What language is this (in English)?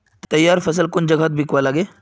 Magahi